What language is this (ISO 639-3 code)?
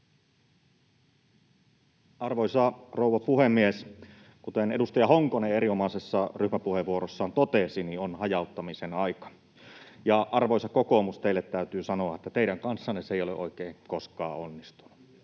fin